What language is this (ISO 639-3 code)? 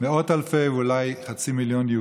heb